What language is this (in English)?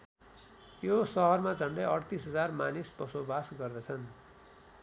Nepali